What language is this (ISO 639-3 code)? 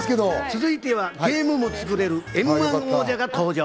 jpn